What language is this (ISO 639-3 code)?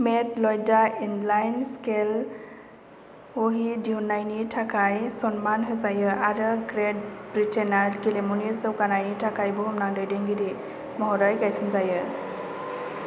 brx